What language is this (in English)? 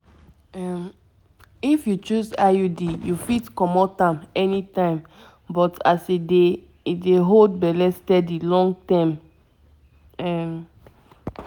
Nigerian Pidgin